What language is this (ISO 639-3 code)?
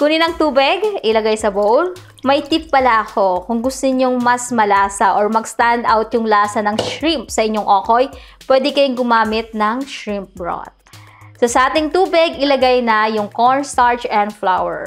fil